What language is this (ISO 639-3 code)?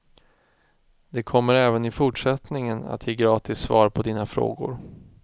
swe